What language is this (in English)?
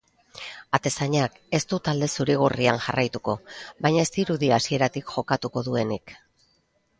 Basque